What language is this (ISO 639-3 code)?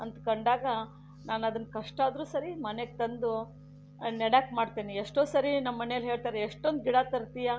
kan